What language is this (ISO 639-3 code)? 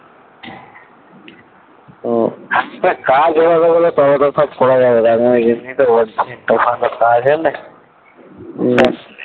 ben